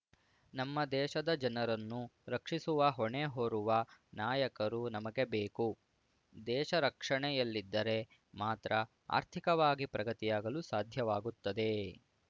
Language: Kannada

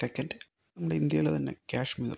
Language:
Malayalam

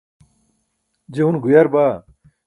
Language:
Burushaski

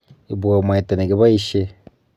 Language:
Kalenjin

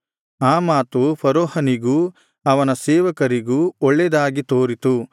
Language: Kannada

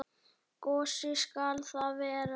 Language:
Icelandic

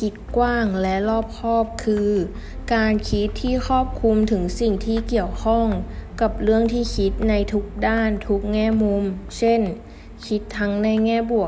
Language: Thai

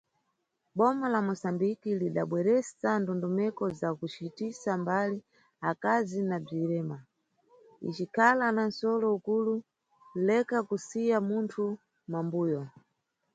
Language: Nyungwe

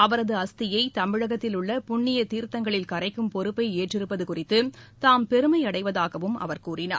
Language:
Tamil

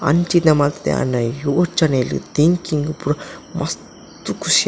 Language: Tulu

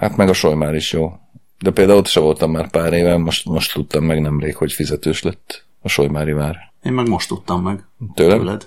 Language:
Hungarian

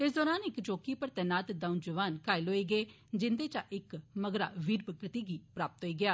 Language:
Dogri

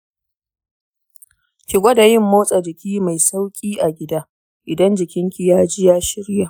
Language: Hausa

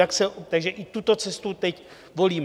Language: Czech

